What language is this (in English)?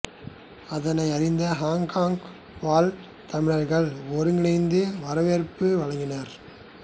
Tamil